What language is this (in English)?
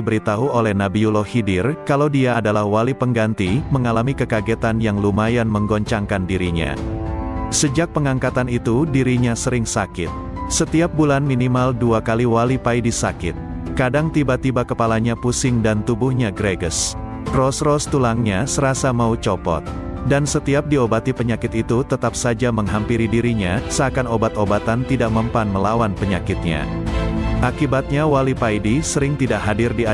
Indonesian